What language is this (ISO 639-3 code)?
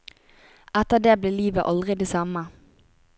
nor